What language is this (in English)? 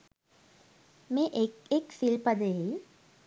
Sinhala